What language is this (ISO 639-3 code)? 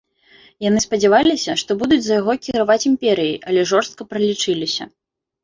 bel